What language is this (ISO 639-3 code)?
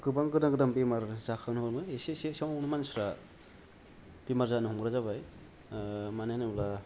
brx